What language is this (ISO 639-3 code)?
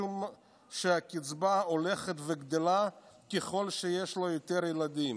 heb